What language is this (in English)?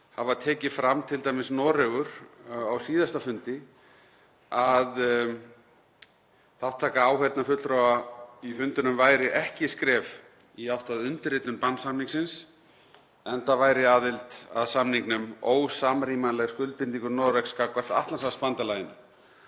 Icelandic